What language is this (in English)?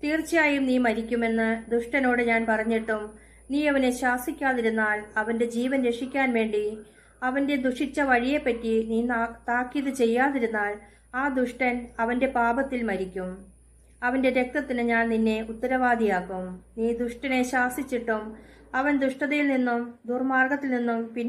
Malayalam